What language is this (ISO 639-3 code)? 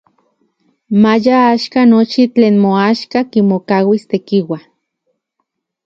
ncx